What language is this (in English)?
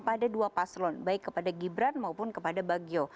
Indonesian